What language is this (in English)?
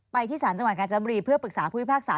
Thai